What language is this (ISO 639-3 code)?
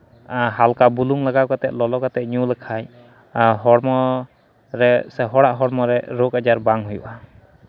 sat